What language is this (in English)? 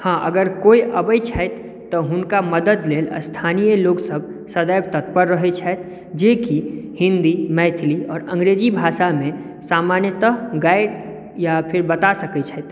Maithili